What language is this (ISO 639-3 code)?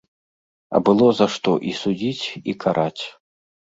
bel